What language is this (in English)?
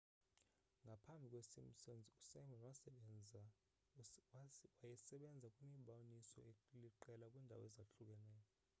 Xhosa